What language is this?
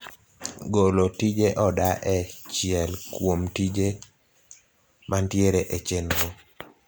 Luo (Kenya and Tanzania)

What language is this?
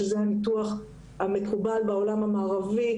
Hebrew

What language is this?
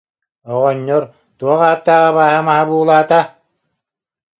Yakut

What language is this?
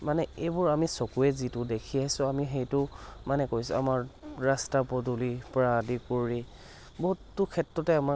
Assamese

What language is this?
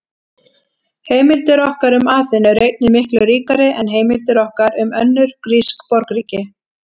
Icelandic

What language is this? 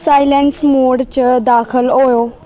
Dogri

